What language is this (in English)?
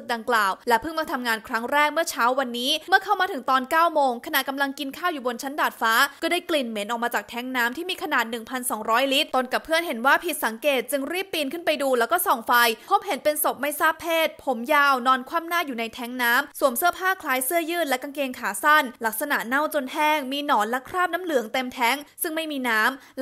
Thai